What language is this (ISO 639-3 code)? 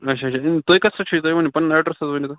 kas